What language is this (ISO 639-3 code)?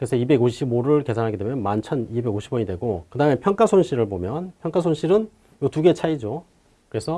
kor